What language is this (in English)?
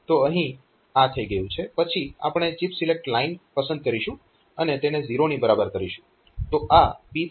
Gujarati